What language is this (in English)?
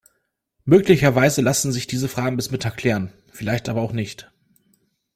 German